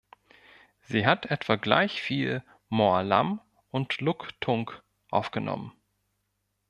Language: German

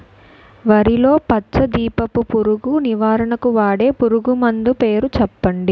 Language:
Telugu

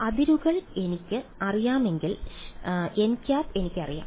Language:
Malayalam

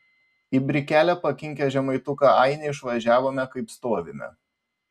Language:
Lithuanian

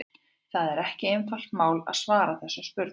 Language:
Icelandic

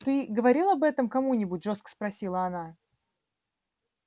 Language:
Russian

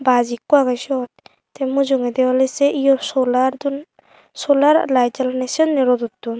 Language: Chakma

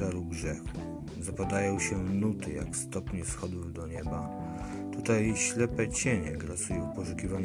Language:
Polish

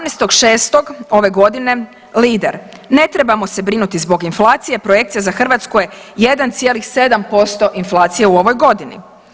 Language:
Croatian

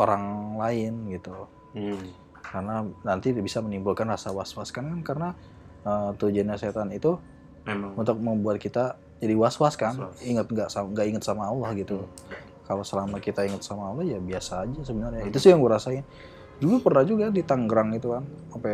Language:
Indonesian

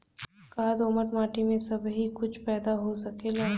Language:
Bhojpuri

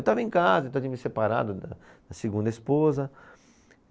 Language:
Portuguese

